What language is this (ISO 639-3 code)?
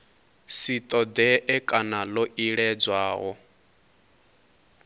ven